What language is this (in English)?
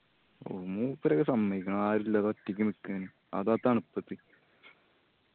Malayalam